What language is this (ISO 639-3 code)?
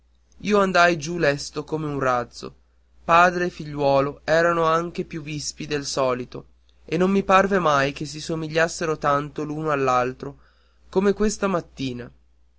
ita